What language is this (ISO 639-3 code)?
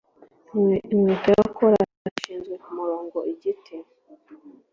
kin